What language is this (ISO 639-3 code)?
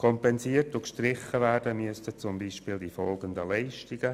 gsw